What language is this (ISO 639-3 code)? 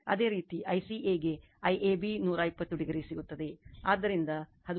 kan